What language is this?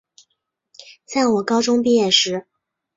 Chinese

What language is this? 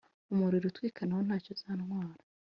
Kinyarwanda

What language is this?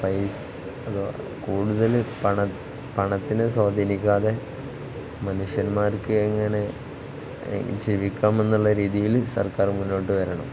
Malayalam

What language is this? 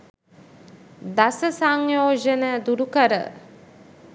Sinhala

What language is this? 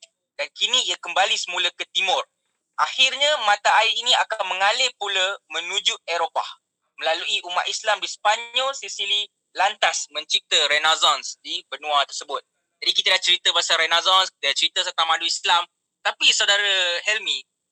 Malay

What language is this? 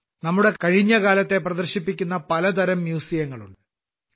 Malayalam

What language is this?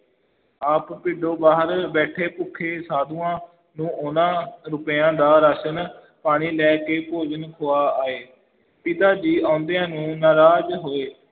Punjabi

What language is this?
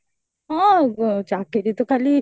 Odia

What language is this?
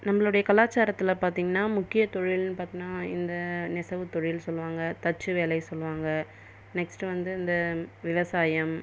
Tamil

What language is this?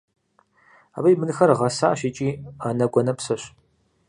Kabardian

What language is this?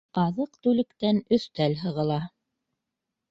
Bashkir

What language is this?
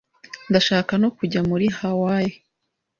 Kinyarwanda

